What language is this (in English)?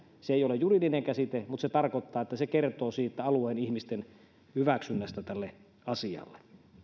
Finnish